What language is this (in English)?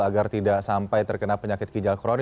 Indonesian